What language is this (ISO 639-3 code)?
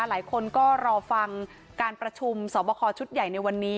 tha